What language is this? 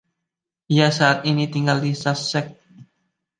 Indonesian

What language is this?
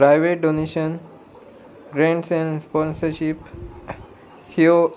Konkani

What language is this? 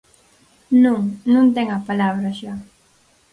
Galician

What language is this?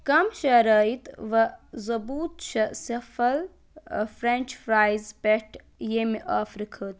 Kashmiri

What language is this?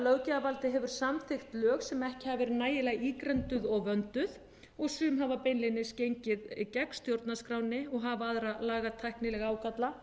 Icelandic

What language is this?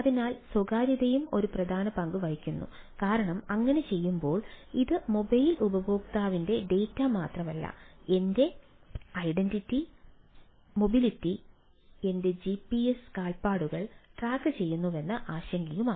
Malayalam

